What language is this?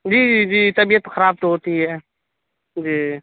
Urdu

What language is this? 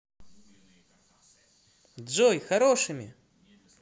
Russian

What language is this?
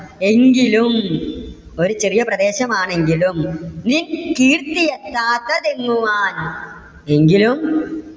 Malayalam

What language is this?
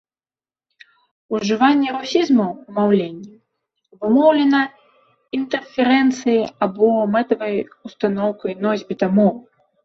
Belarusian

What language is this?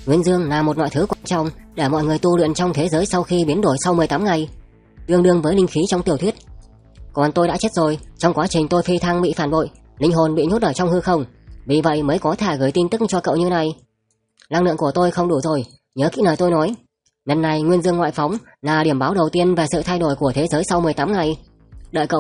Vietnamese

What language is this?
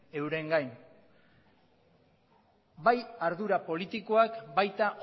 Basque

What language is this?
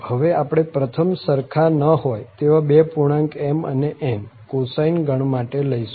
Gujarati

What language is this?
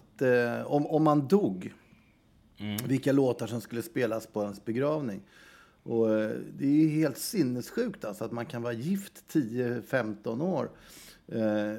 Swedish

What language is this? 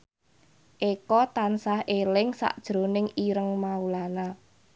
Javanese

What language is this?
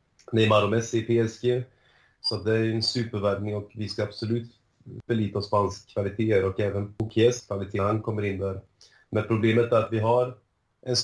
Swedish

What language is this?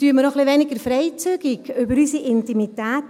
Swiss German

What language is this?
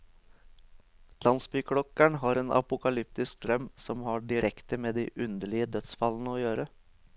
Norwegian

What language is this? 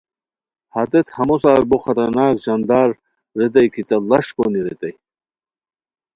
Khowar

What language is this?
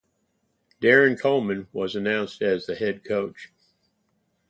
English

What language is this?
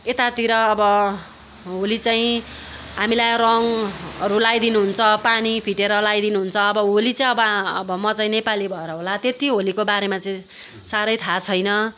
Nepali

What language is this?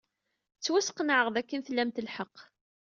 Kabyle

